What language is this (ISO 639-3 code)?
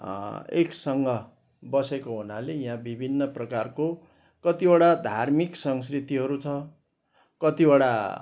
nep